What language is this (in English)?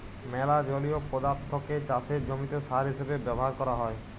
Bangla